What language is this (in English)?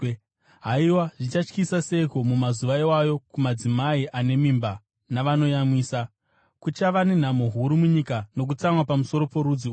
Shona